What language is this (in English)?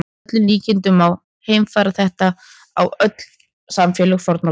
Icelandic